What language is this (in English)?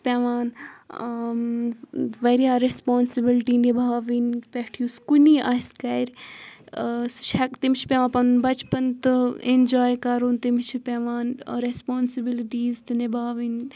Kashmiri